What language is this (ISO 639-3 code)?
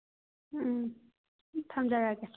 mni